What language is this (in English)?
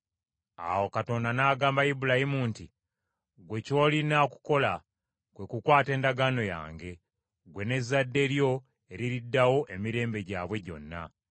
Ganda